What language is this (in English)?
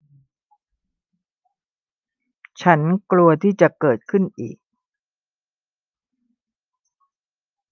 Thai